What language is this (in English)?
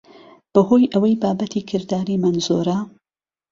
Central Kurdish